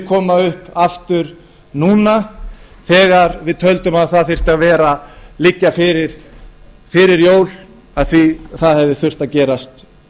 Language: Icelandic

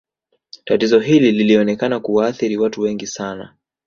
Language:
Swahili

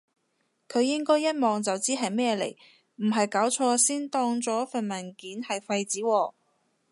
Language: Cantonese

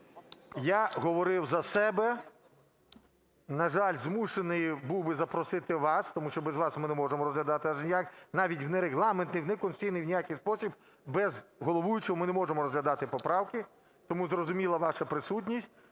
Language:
Ukrainian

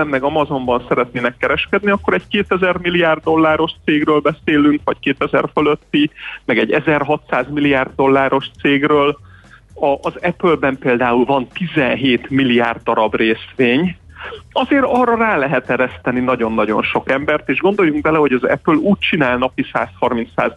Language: Hungarian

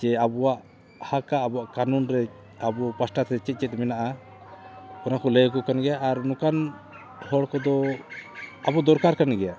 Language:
Santali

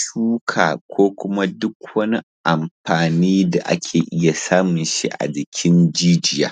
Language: Hausa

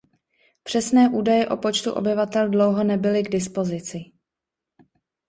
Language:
Czech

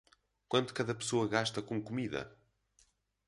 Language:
Portuguese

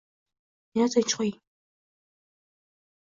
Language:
Uzbek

